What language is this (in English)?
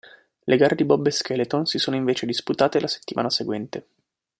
Italian